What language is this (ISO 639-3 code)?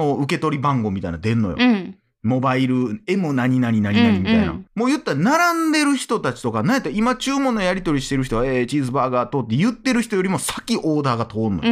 jpn